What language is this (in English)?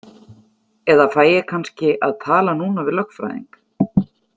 Icelandic